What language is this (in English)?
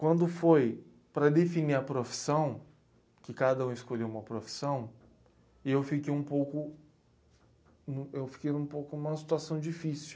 Portuguese